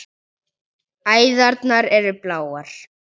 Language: Icelandic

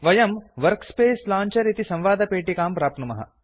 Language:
Sanskrit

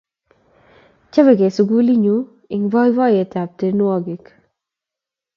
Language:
Kalenjin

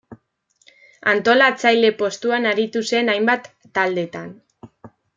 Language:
Basque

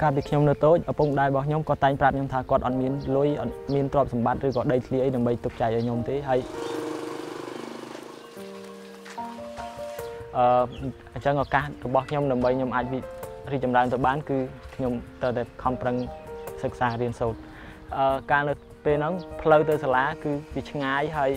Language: Thai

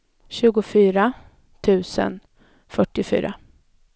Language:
Swedish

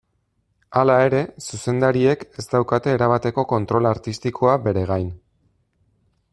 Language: Basque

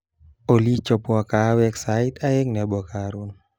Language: Kalenjin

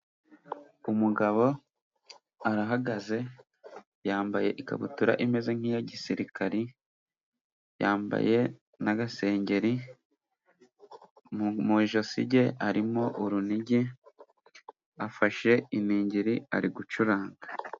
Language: Kinyarwanda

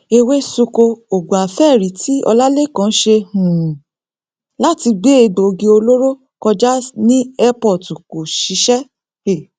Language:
Yoruba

